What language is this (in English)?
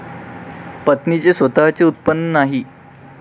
Marathi